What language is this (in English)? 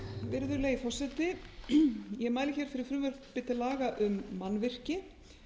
Icelandic